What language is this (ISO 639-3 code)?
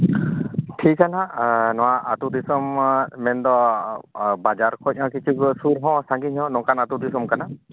sat